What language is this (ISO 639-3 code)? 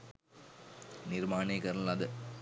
sin